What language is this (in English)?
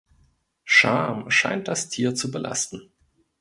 German